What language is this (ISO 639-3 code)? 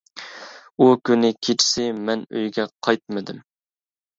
uig